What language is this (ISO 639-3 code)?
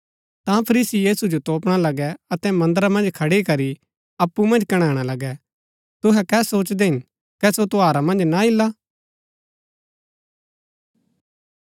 gbk